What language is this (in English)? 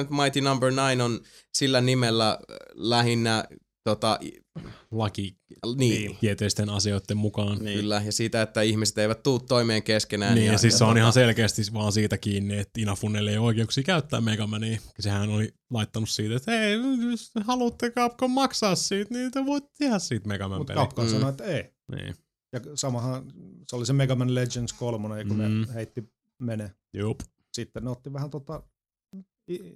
Finnish